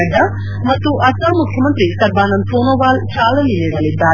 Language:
Kannada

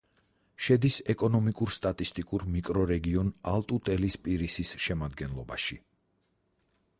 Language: Georgian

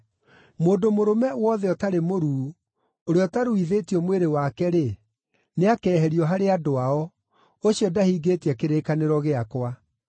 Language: Kikuyu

